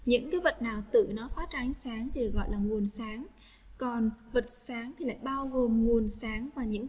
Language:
Vietnamese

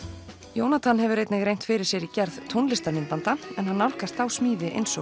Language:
Icelandic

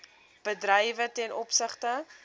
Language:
Afrikaans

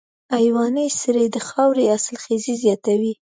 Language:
Pashto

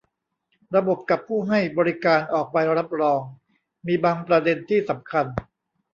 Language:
Thai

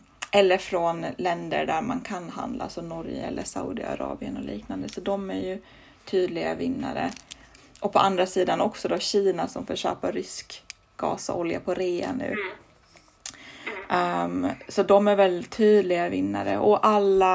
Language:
Swedish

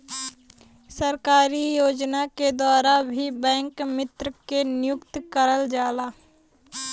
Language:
Bhojpuri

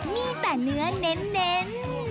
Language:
Thai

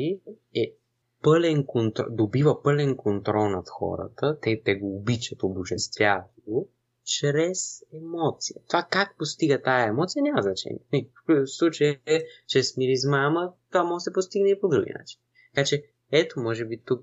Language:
Bulgarian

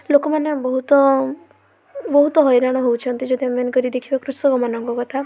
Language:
Odia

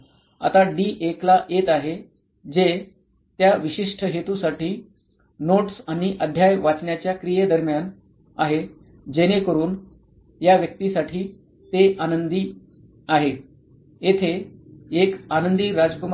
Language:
Marathi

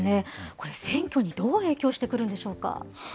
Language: Japanese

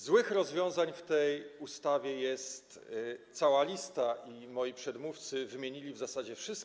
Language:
Polish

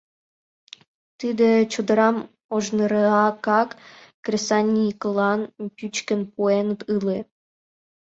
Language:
Mari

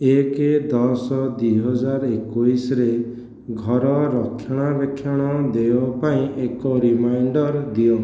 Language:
Odia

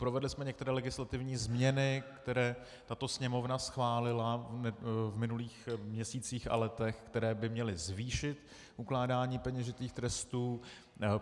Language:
Czech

